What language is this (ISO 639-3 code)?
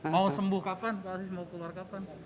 ind